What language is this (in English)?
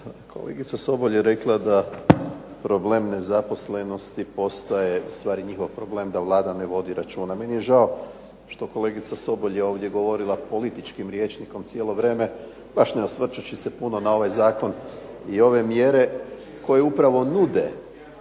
Croatian